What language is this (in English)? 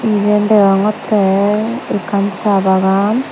Chakma